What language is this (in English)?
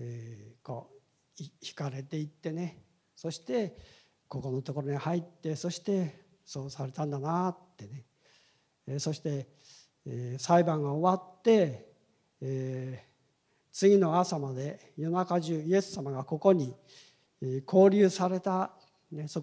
Japanese